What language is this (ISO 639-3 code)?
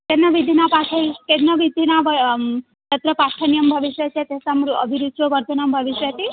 san